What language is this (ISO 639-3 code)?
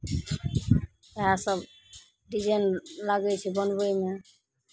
mai